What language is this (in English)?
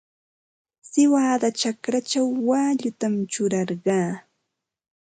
Ambo-Pasco Quechua